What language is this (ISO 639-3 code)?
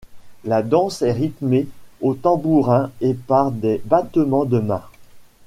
fra